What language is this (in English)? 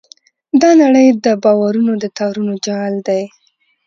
Pashto